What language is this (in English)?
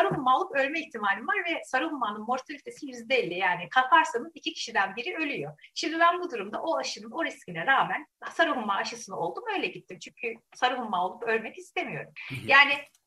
Turkish